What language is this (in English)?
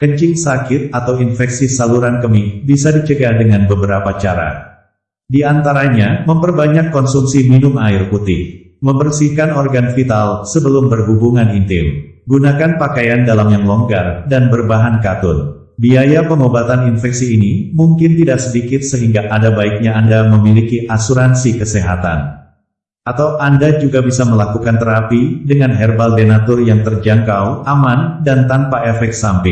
Indonesian